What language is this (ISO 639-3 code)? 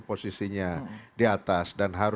ind